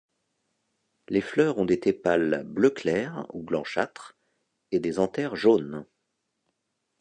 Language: French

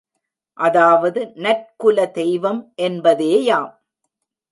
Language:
Tamil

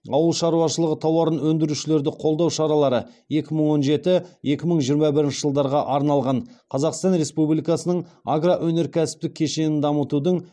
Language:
Kazakh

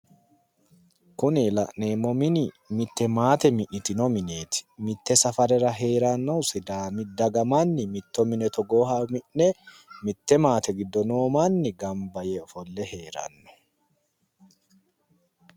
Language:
Sidamo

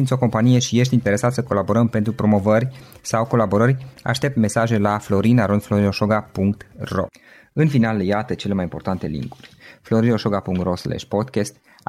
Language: Romanian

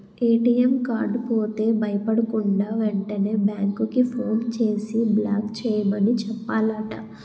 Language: Telugu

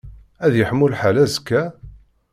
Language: Kabyle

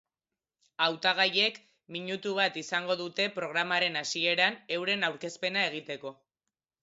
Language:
Basque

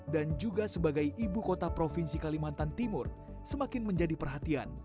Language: Indonesian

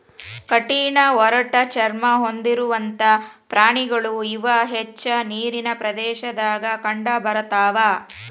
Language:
Kannada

